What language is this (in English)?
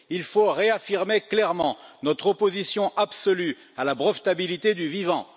French